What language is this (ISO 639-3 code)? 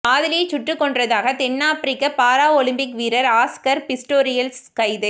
tam